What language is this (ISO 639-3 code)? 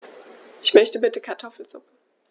deu